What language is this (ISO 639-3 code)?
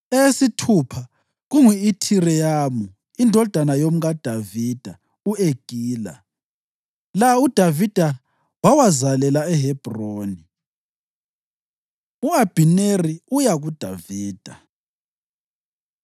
nde